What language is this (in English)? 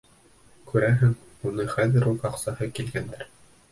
Bashkir